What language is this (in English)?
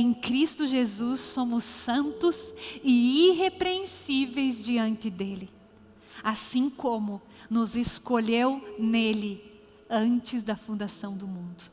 Portuguese